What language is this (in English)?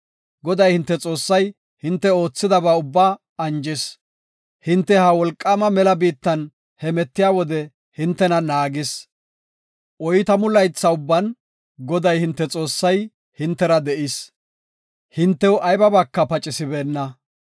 Gofa